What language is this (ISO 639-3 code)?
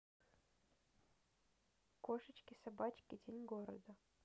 rus